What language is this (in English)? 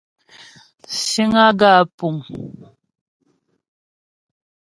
Ghomala